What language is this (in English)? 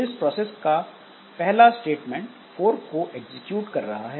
Hindi